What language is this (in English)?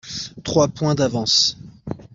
French